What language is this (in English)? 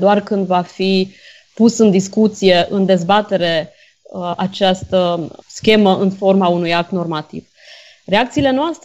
Romanian